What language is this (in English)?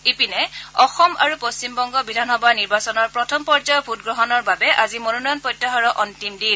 Assamese